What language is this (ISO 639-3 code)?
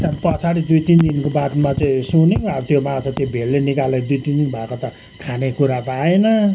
nep